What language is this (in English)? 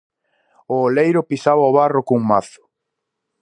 Galician